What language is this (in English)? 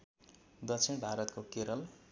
Nepali